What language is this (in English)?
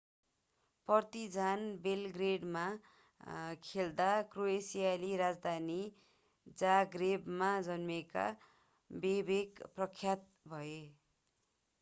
Nepali